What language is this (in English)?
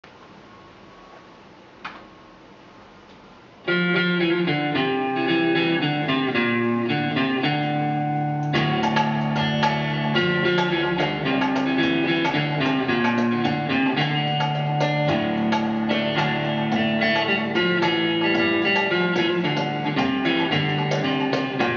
Finnish